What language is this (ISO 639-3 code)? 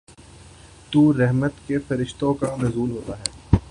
urd